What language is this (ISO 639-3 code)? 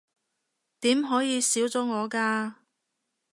yue